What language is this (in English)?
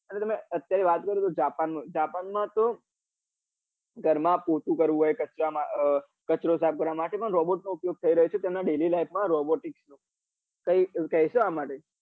Gujarati